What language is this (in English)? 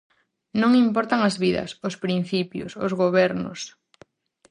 Galician